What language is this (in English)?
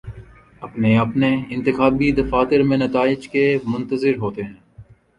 Urdu